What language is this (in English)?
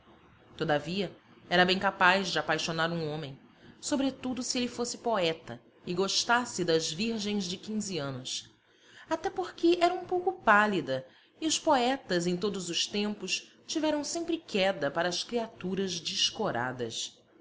Portuguese